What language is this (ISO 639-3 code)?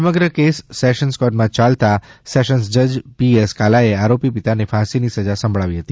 guj